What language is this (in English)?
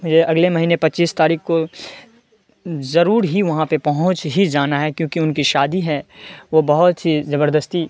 Urdu